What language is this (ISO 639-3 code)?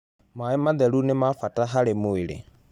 kik